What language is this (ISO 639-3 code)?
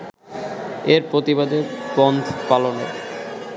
ben